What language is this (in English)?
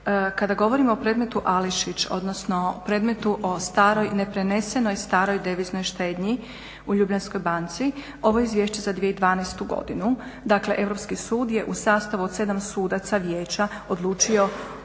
Croatian